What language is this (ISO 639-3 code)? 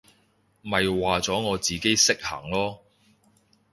yue